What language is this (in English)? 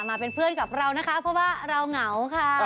Thai